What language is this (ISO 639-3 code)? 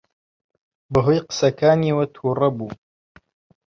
ckb